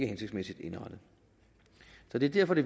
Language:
Danish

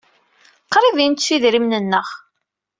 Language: Kabyle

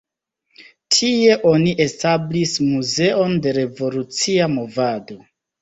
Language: Esperanto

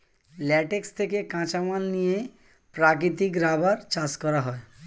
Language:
Bangla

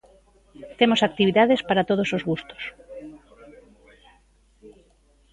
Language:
Galician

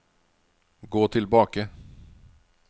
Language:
Norwegian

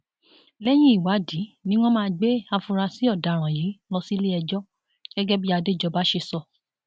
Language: Yoruba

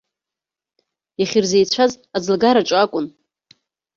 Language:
Abkhazian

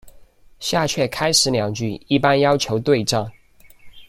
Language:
Chinese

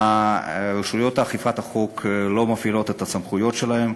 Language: Hebrew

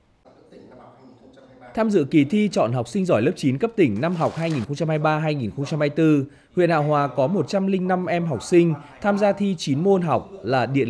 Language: Vietnamese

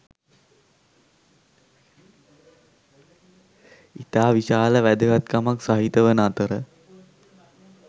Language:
Sinhala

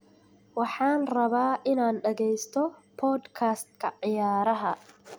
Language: Somali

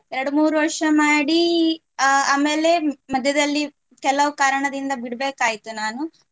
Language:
Kannada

